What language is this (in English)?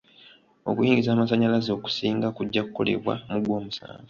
Ganda